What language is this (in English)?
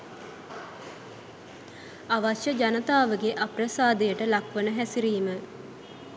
Sinhala